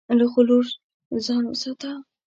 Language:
Pashto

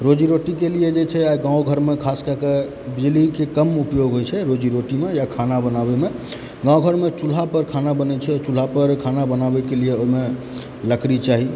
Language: Maithili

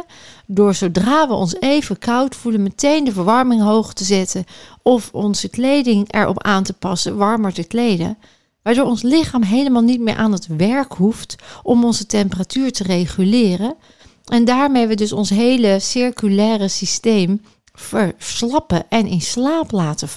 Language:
Dutch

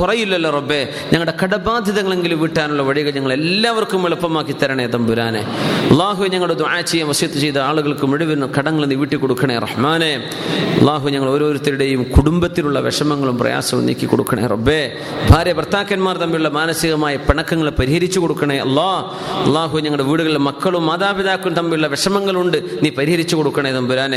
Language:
Malayalam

